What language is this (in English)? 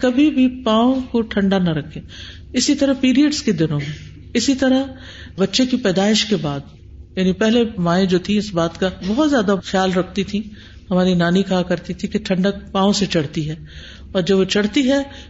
Urdu